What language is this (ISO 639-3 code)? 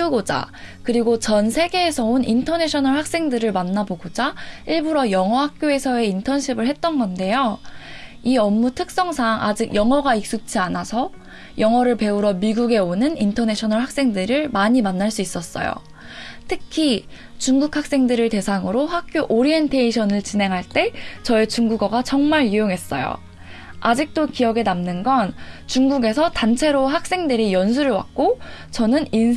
kor